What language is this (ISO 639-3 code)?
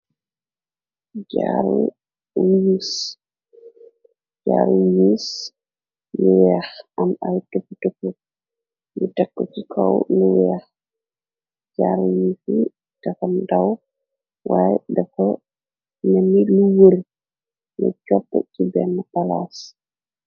wol